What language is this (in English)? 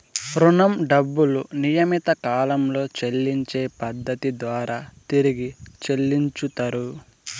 Telugu